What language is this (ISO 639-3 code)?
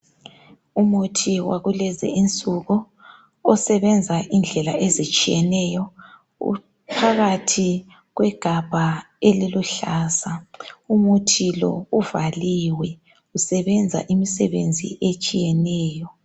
nde